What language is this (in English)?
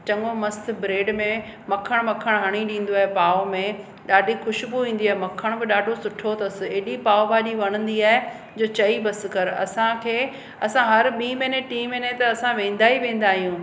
Sindhi